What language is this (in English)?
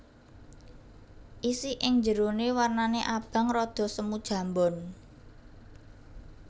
Javanese